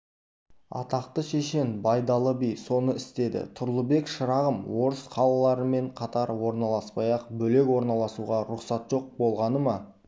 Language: Kazakh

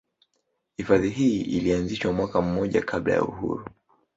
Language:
Swahili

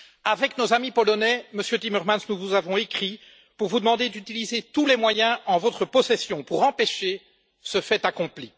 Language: French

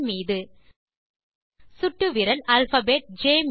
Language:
Tamil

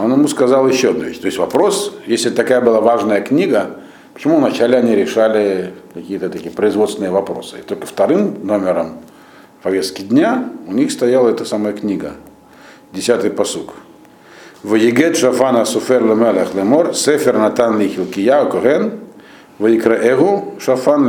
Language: Russian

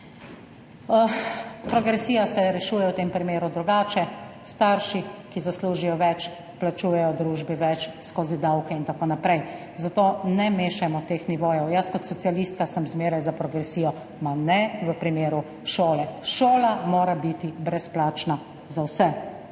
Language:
Slovenian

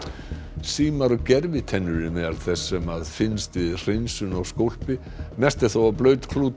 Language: Icelandic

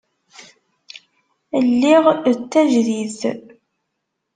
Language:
Kabyle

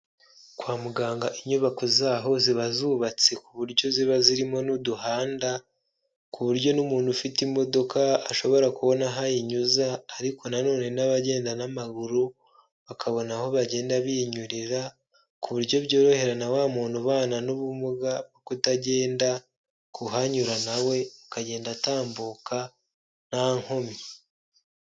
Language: Kinyarwanda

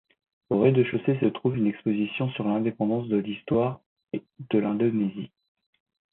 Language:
French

